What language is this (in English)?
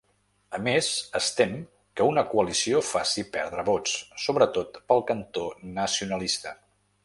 Catalan